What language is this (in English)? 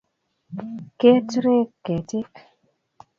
Kalenjin